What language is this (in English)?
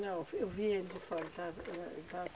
Portuguese